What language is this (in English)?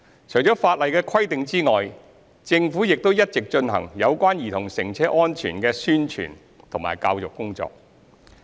Cantonese